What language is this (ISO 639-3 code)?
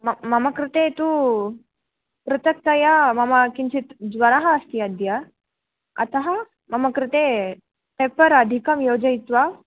san